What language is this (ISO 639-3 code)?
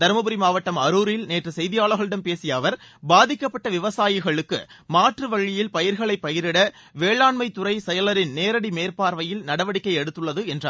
tam